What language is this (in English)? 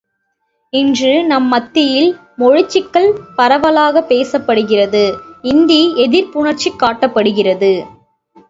Tamil